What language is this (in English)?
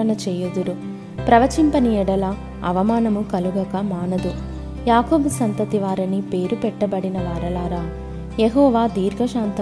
Telugu